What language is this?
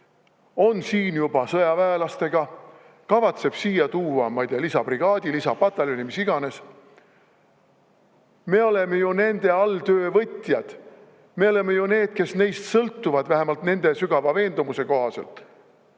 Estonian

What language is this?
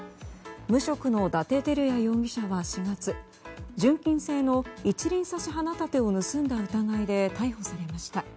Japanese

